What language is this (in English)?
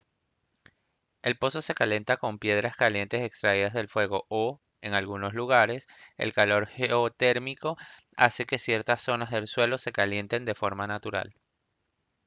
Spanish